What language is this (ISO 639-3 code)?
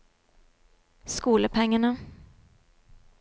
nor